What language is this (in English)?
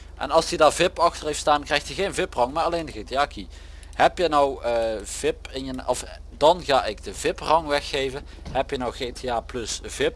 Dutch